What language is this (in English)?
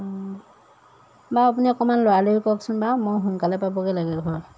Assamese